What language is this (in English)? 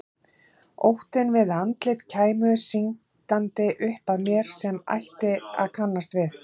Icelandic